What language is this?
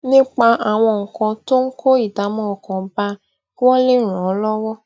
Yoruba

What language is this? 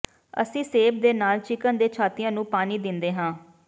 Punjabi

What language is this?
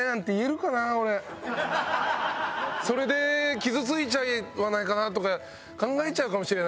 Japanese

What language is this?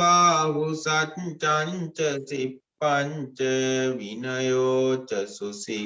Vietnamese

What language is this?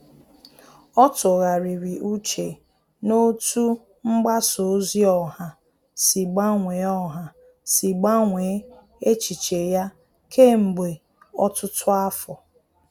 Igbo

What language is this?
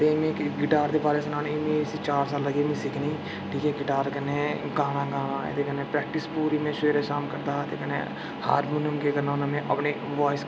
Dogri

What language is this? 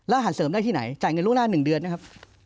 Thai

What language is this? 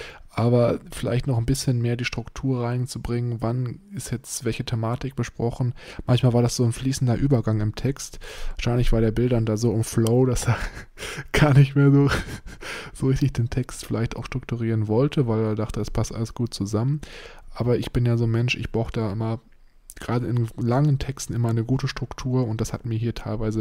German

